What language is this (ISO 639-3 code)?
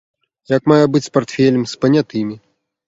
bel